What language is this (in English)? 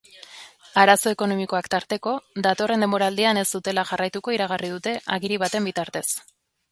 Basque